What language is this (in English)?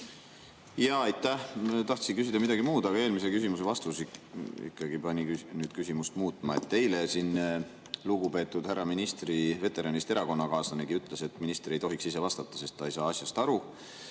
Estonian